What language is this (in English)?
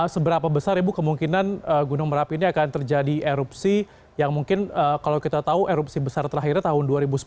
Indonesian